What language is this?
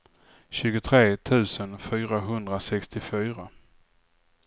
Swedish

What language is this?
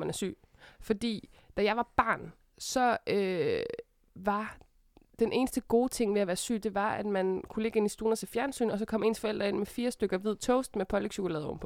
Danish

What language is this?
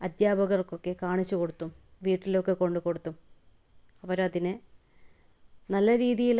Malayalam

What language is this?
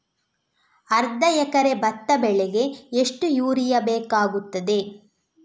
Kannada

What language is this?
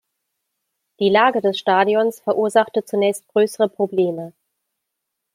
German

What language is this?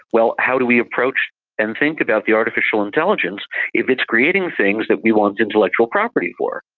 English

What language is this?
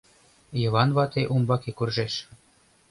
Mari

